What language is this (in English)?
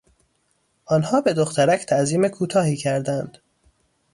Persian